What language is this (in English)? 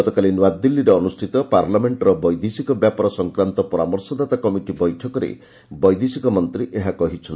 Odia